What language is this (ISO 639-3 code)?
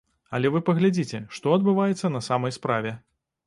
bel